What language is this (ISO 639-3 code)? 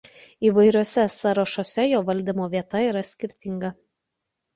lit